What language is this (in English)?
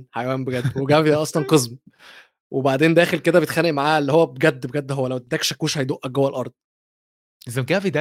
Arabic